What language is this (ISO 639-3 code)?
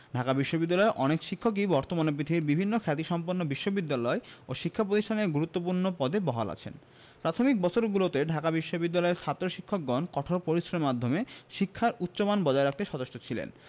ben